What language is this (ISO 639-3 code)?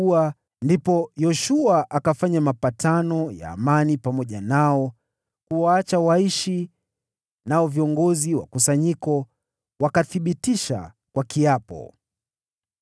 swa